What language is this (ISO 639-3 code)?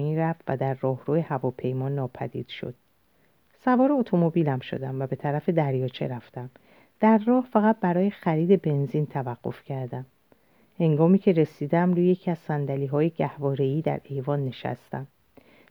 fas